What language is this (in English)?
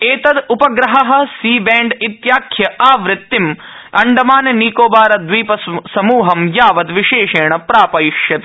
Sanskrit